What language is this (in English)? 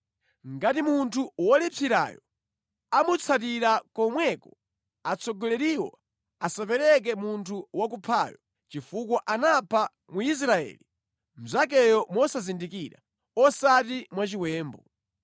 Nyanja